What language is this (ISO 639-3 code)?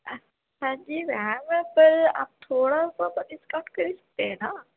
urd